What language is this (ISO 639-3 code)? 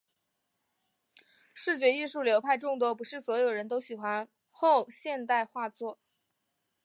zho